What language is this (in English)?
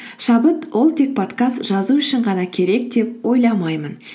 Kazakh